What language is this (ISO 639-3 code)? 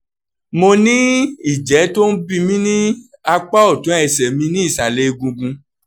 yor